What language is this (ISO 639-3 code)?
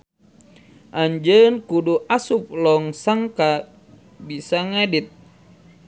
sun